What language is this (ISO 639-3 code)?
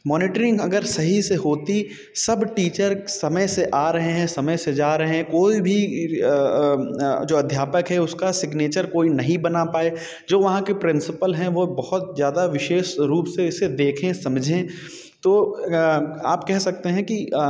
hin